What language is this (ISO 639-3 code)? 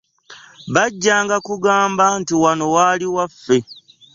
lug